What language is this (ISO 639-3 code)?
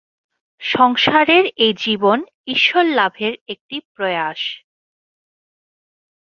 ben